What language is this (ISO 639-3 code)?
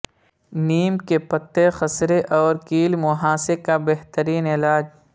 urd